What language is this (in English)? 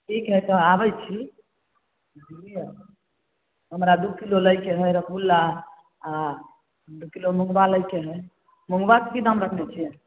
Maithili